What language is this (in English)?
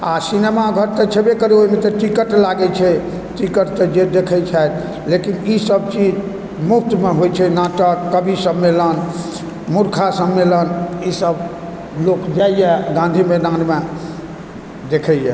Maithili